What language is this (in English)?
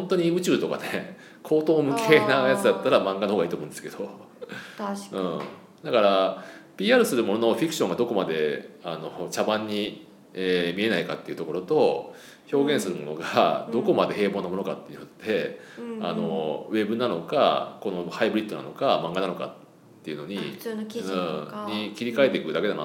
Japanese